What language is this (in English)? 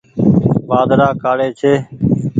Goaria